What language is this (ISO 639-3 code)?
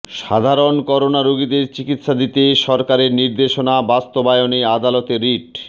ben